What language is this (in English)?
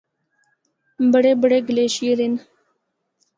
Northern Hindko